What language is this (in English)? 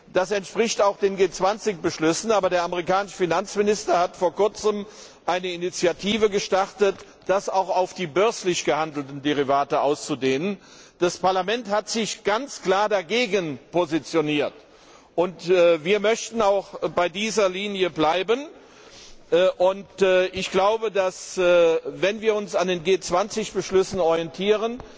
German